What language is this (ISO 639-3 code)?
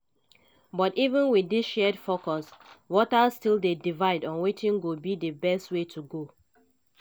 pcm